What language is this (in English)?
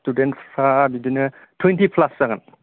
Bodo